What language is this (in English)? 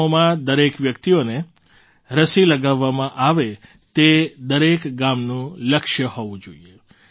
Gujarati